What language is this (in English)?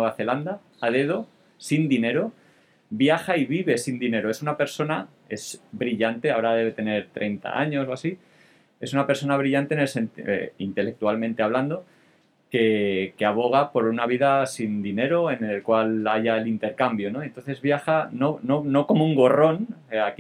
Spanish